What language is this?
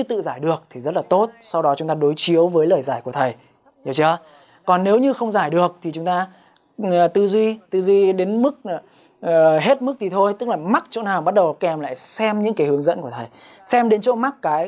Vietnamese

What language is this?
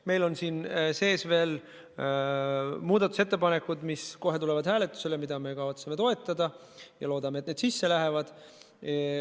Estonian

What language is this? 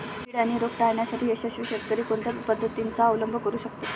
Marathi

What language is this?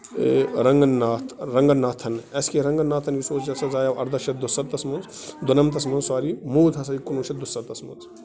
Kashmiri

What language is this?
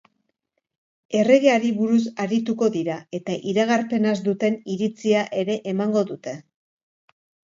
Basque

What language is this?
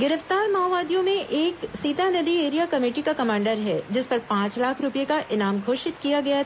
Hindi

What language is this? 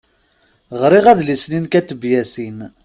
Kabyle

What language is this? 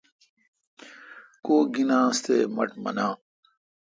Kalkoti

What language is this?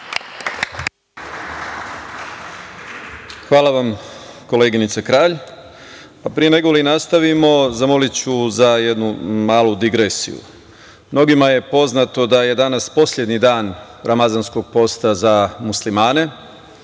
Serbian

